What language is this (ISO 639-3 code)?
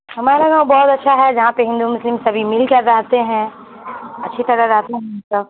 urd